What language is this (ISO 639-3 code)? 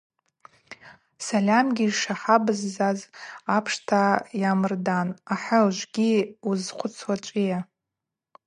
abq